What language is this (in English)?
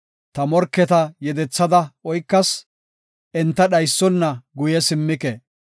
Gofa